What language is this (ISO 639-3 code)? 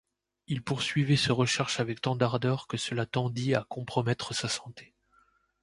fra